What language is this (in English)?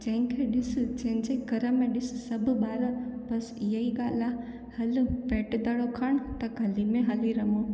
Sindhi